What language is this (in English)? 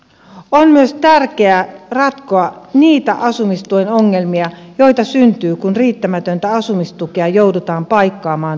Finnish